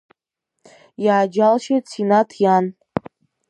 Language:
Abkhazian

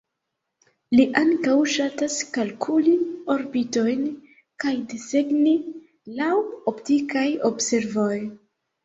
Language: Esperanto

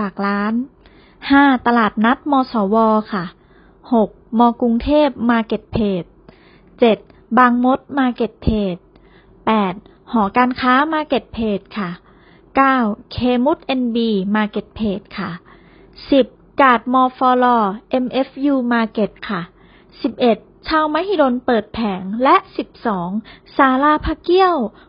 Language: Thai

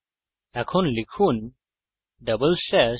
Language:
Bangla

